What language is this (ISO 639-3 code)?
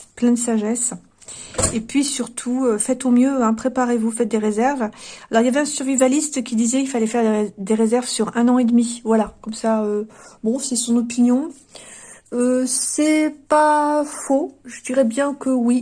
fra